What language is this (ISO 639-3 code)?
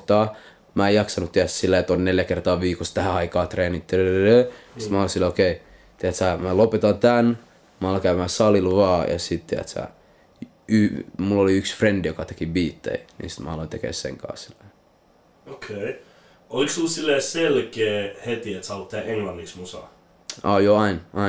fin